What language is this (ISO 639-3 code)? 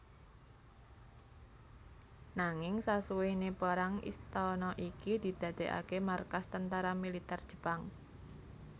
jav